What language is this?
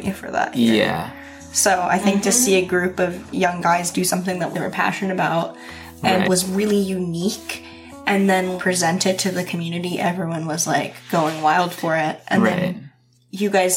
English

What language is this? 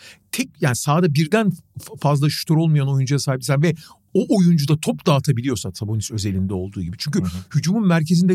Turkish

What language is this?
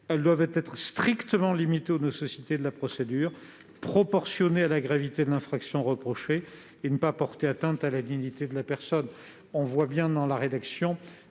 French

